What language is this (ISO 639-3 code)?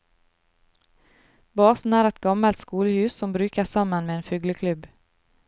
nor